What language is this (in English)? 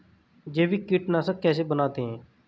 Hindi